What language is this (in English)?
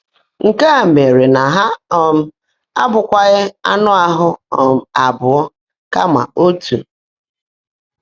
Igbo